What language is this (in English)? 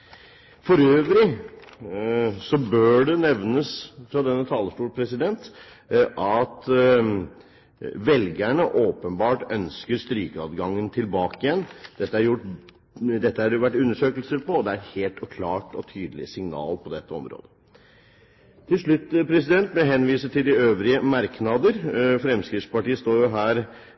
Norwegian Bokmål